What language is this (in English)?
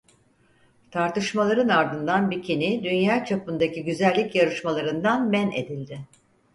Turkish